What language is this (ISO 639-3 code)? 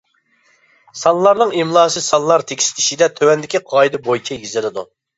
uig